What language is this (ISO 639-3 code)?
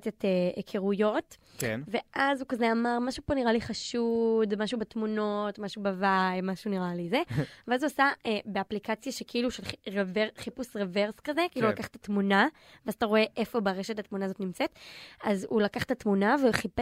heb